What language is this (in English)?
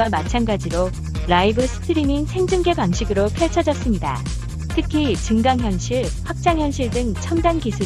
Korean